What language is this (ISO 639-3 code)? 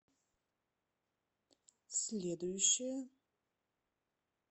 rus